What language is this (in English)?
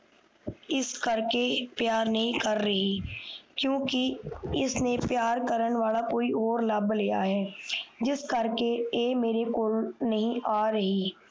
Punjabi